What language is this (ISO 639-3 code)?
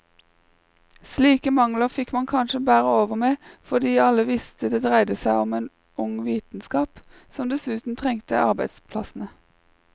nor